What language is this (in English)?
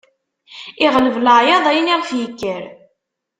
Kabyle